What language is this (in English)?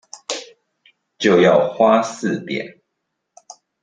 Chinese